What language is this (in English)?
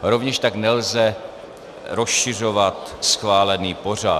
Czech